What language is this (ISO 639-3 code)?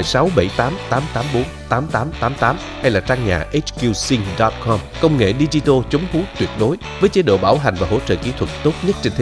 vie